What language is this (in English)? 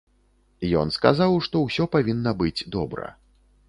Belarusian